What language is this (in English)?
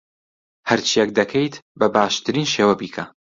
Central Kurdish